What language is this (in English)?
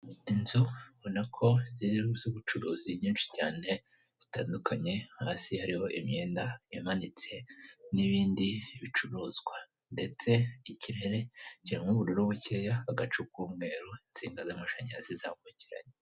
Kinyarwanda